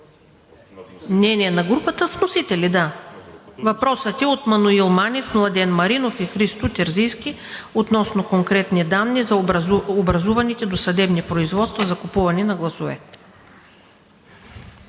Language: Bulgarian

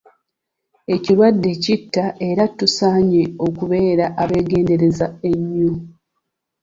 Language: Ganda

